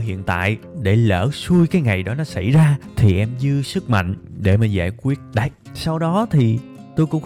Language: Vietnamese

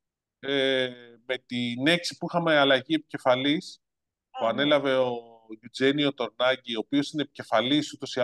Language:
Greek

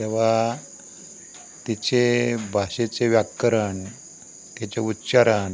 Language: Marathi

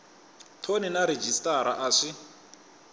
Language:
Tsonga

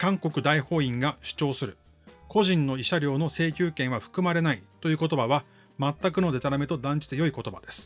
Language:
Japanese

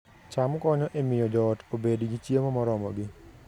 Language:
Luo (Kenya and Tanzania)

